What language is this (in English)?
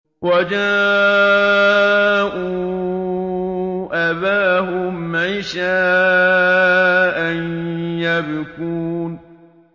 Arabic